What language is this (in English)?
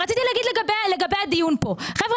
Hebrew